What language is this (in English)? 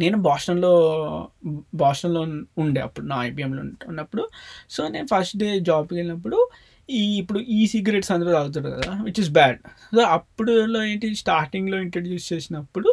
Telugu